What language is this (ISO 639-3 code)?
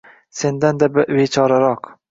uzb